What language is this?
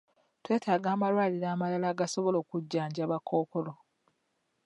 Ganda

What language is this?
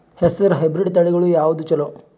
Kannada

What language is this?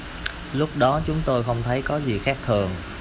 Vietnamese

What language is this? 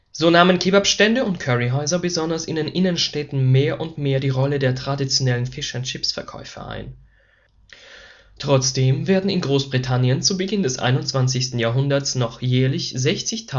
German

